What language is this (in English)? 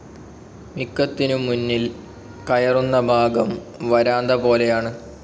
Malayalam